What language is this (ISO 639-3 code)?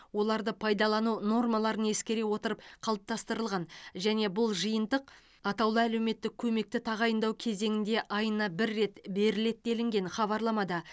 kaz